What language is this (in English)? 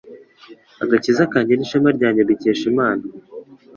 Kinyarwanda